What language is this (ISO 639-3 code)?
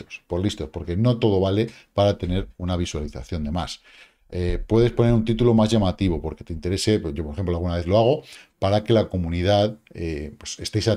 spa